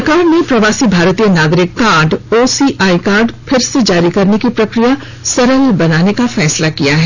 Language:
Hindi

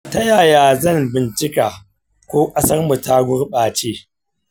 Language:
Hausa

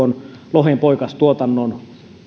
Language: Finnish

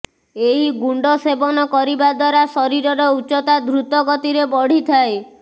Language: Odia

